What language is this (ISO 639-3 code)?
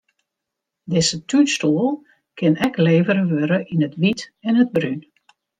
fry